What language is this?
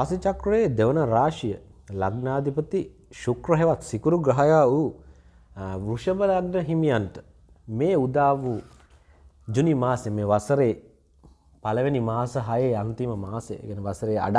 Indonesian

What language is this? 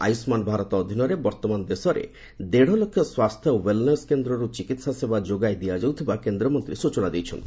Odia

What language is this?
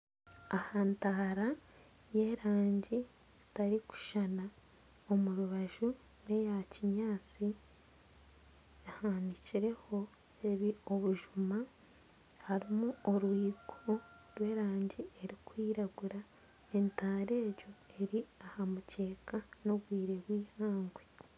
Nyankole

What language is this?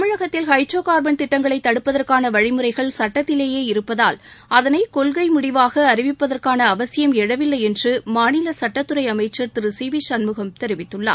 Tamil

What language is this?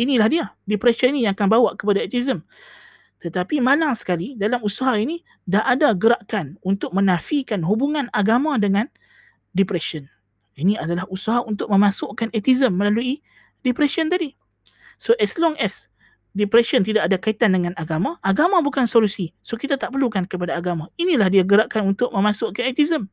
Malay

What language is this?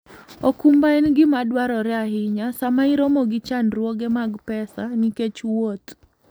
Luo (Kenya and Tanzania)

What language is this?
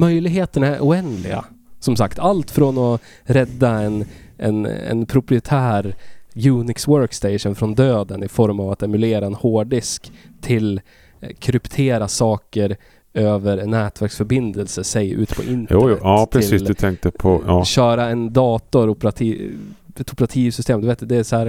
Swedish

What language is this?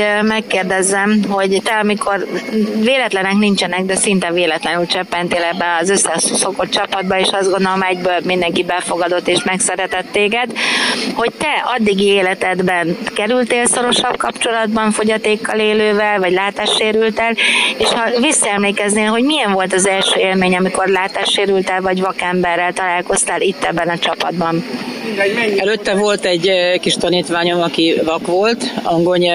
Hungarian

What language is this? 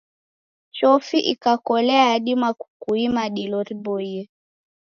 Taita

